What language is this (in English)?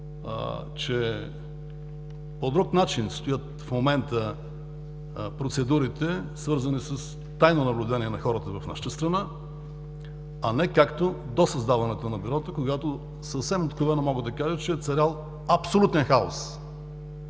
Bulgarian